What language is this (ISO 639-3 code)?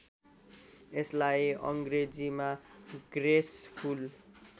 nep